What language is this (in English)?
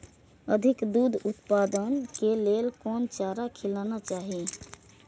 Maithili